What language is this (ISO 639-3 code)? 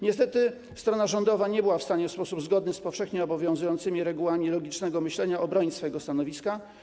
pol